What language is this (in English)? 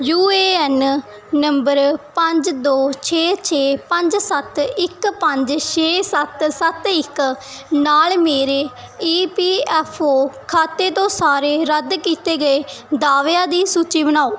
Punjabi